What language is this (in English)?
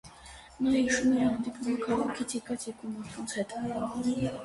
Armenian